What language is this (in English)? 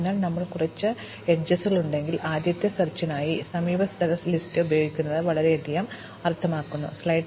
Malayalam